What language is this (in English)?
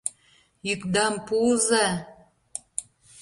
Mari